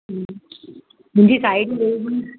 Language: Sindhi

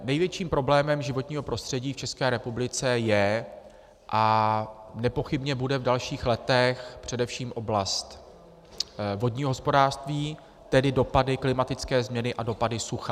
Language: Czech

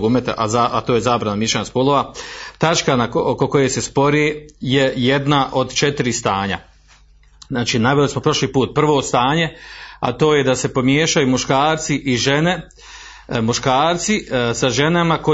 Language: Croatian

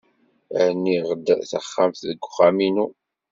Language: Kabyle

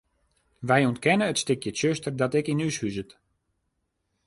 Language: Western Frisian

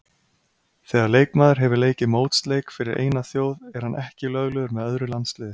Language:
Icelandic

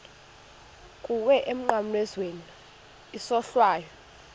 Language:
Xhosa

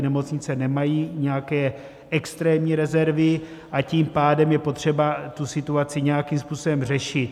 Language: Czech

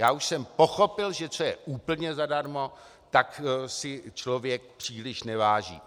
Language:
Czech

